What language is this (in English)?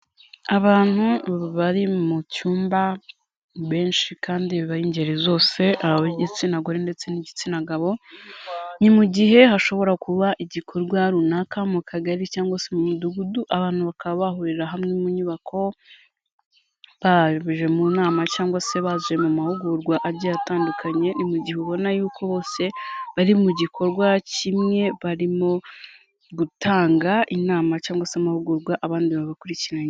Kinyarwanda